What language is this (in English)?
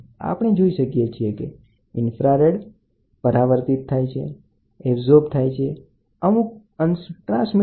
Gujarati